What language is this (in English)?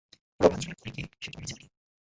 Bangla